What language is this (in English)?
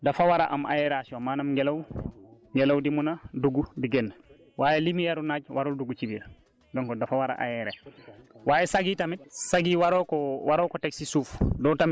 Wolof